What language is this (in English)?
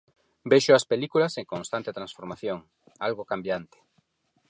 Galician